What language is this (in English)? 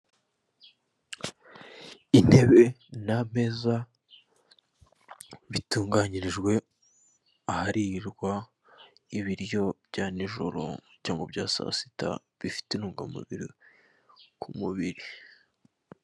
Kinyarwanda